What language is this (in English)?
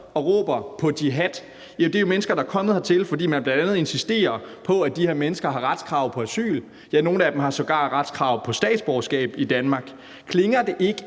Danish